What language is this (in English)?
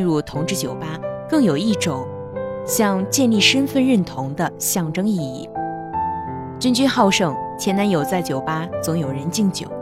Chinese